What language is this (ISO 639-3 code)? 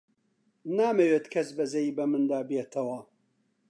ckb